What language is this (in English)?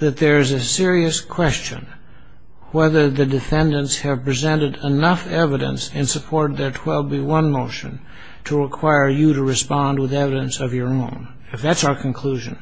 English